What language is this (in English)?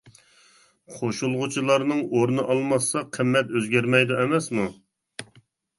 Uyghur